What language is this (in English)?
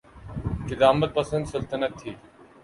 Urdu